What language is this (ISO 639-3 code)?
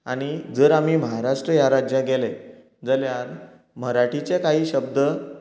kok